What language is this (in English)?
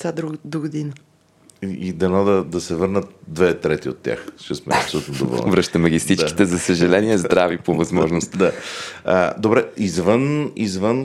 Bulgarian